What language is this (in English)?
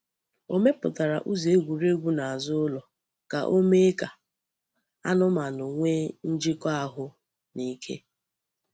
Igbo